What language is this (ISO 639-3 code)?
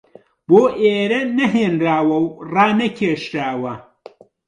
ckb